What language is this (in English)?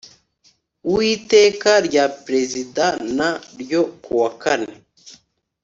Kinyarwanda